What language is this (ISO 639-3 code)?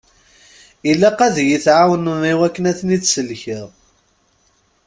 kab